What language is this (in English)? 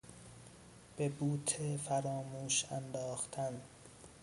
Persian